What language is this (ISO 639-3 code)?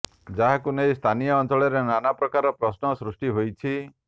ori